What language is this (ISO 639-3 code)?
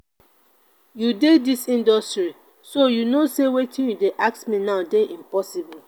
pcm